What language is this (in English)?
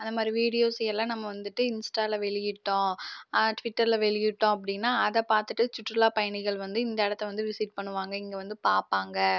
Tamil